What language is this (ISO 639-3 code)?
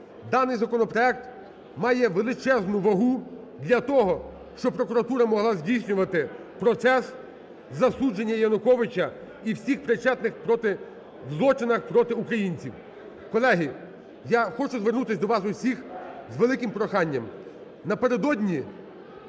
ukr